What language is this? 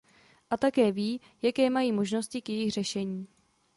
Czech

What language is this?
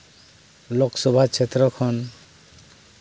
Santali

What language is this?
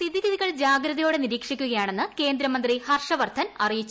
Malayalam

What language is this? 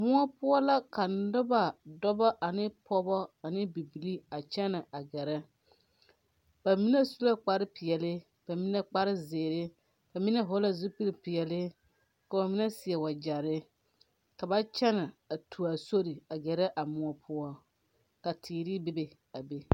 Southern Dagaare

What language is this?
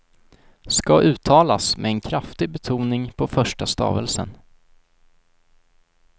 Swedish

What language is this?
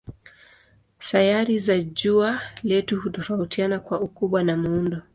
Swahili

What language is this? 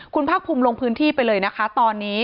Thai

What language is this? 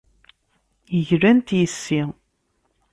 Kabyle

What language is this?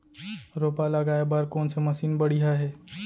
Chhattisgarhi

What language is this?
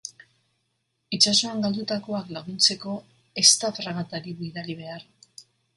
Basque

